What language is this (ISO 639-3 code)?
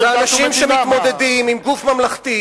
heb